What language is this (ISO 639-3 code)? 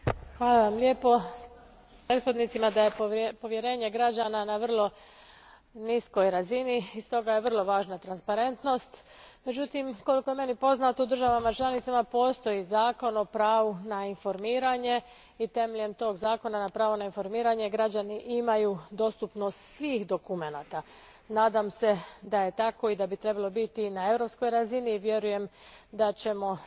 hrv